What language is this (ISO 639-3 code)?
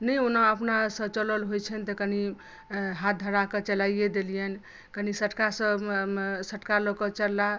mai